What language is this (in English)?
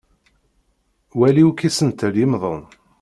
Kabyle